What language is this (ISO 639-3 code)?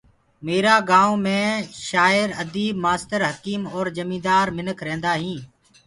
ggg